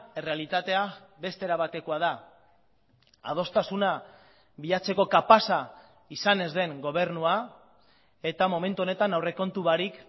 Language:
Basque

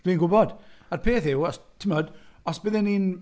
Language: Welsh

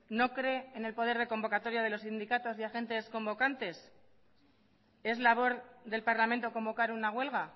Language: Spanish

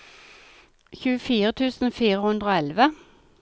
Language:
Norwegian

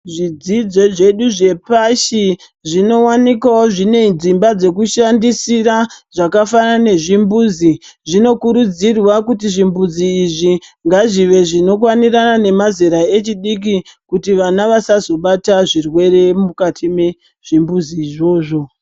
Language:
Ndau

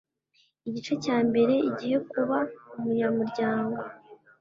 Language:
Kinyarwanda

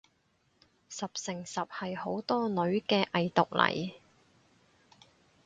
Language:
Cantonese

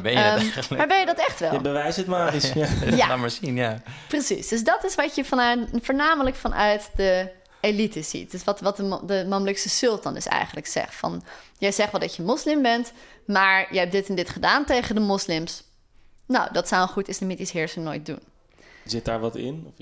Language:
Dutch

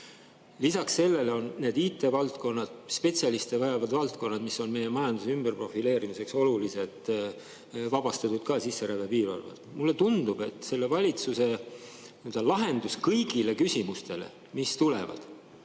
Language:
Estonian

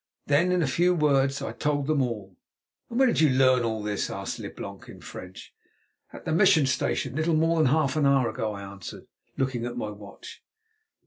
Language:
English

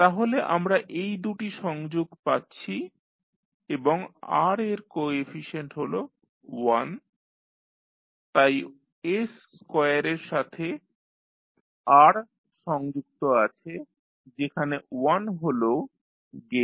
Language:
Bangla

